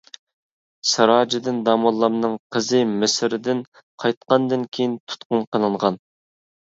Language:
Uyghur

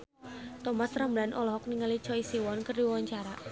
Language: Sundanese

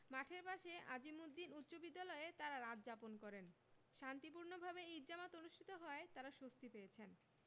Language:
Bangla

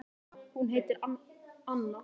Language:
Icelandic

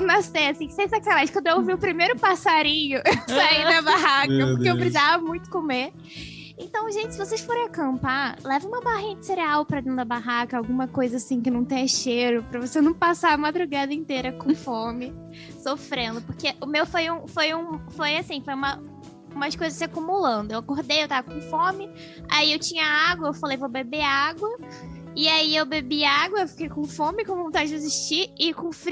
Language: Portuguese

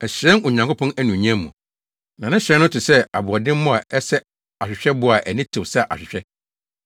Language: Akan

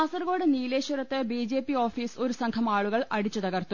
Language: Malayalam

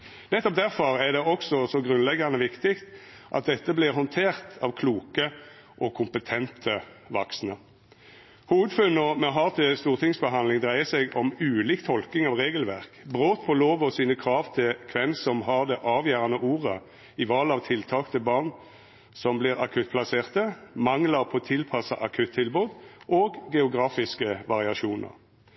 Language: Norwegian Nynorsk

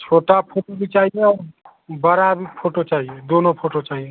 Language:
Hindi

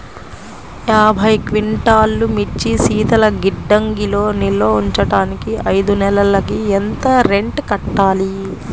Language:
Telugu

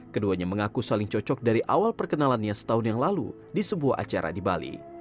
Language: Indonesian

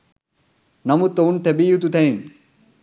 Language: Sinhala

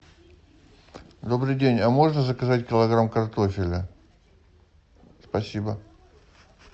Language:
Russian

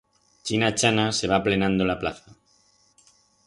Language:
Aragonese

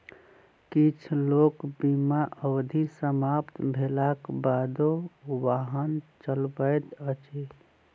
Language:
Maithili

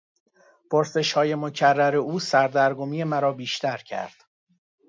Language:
Persian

